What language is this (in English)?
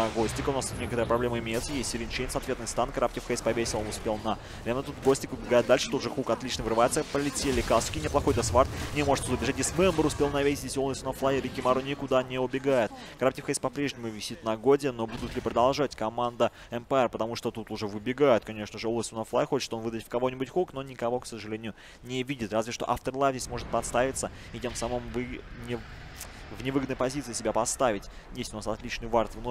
Russian